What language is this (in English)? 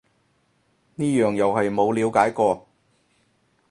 Cantonese